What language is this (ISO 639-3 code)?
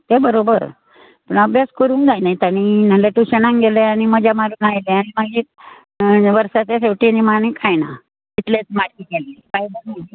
kok